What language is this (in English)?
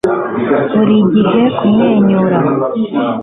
Kinyarwanda